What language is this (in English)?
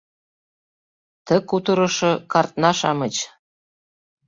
Mari